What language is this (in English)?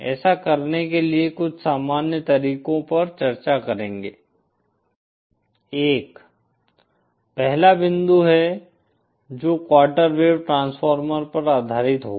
Hindi